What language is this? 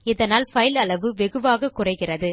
Tamil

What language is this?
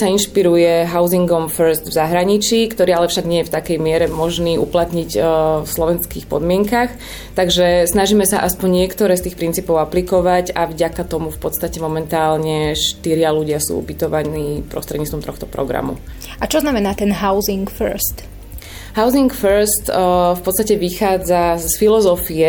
Slovak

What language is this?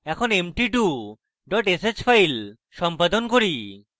Bangla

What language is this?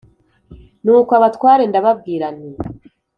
Kinyarwanda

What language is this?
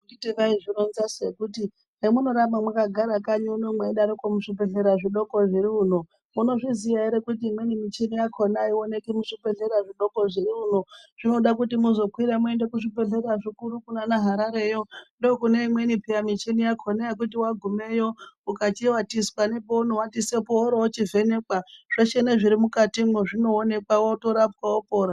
Ndau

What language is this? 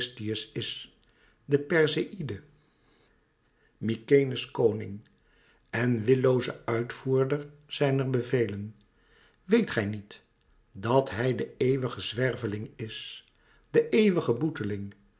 Dutch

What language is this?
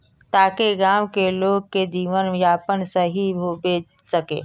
Magahi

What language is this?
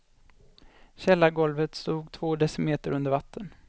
Swedish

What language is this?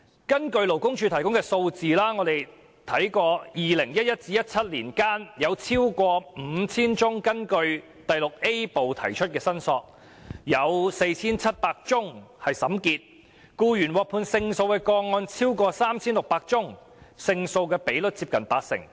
Cantonese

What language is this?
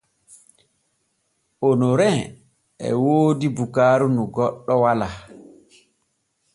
Borgu Fulfulde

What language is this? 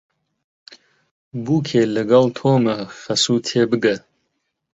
Central Kurdish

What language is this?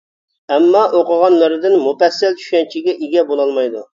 Uyghur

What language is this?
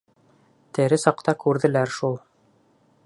Bashkir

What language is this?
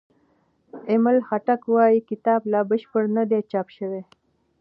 Pashto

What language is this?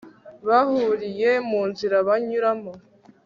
Kinyarwanda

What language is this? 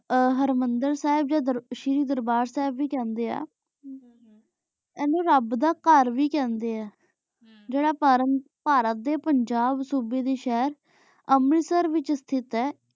Punjabi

